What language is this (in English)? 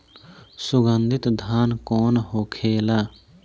Bhojpuri